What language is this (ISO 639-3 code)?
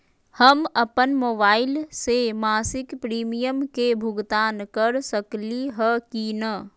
mag